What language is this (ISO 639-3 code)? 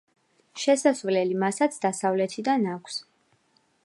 kat